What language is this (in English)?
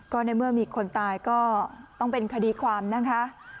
Thai